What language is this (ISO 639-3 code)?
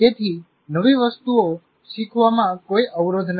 guj